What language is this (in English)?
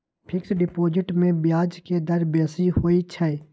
Magahi